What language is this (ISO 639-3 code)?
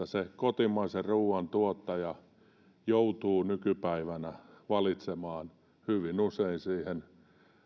fin